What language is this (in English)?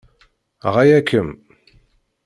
Kabyle